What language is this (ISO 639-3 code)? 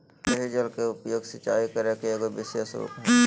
mag